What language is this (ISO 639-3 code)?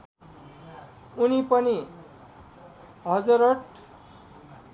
nep